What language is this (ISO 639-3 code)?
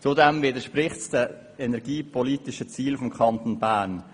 gsw